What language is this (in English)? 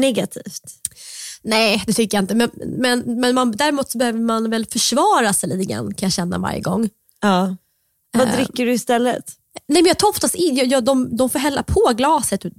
Swedish